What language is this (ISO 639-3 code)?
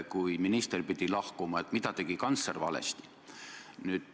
est